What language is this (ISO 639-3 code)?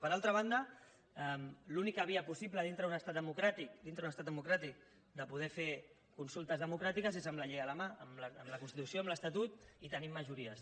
cat